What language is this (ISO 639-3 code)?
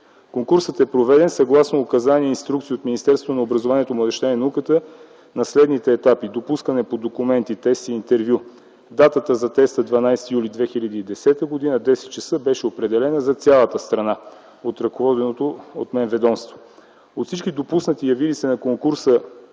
bul